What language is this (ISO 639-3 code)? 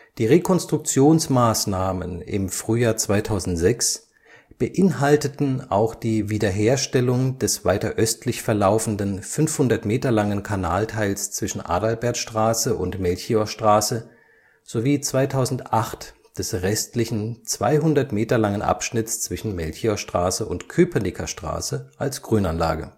deu